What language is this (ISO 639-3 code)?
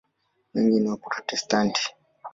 swa